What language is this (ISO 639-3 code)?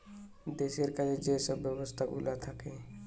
ben